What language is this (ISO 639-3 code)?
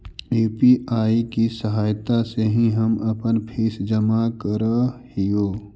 mag